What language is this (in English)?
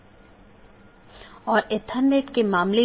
Hindi